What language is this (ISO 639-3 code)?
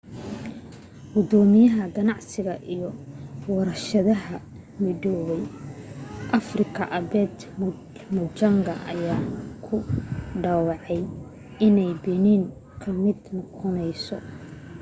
som